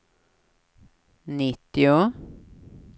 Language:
Swedish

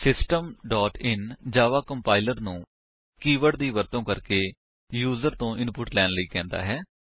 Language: Punjabi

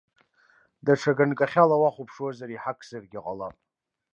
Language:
Abkhazian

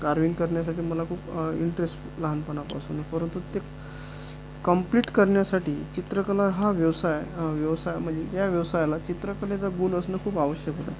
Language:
Marathi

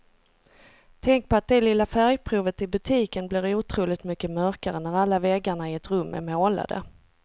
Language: Swedish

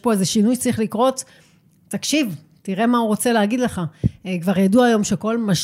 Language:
Hebrew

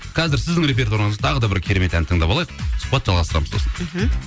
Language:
Kazakh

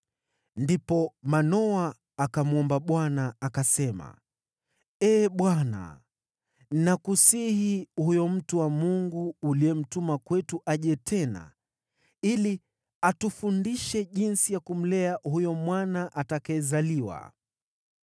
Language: Swahili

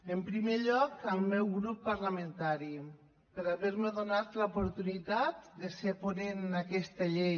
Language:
Catalan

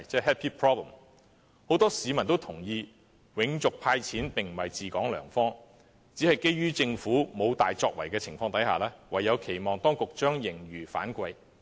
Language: Cantonese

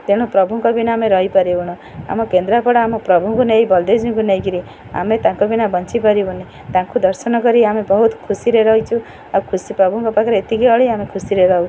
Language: Odia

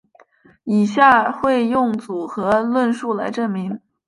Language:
Chinese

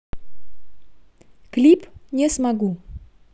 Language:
Russian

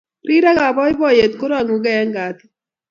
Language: Kalenjin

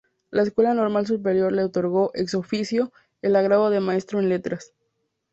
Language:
Spanish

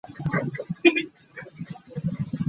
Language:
Hakha Chin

